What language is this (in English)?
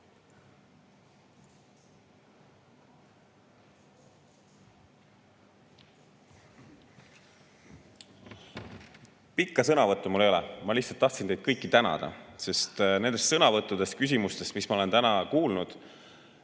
Estonian